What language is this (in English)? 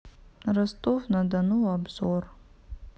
Russian